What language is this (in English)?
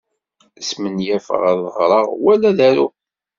Kabyle